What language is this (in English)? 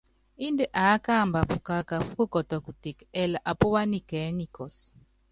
Yangben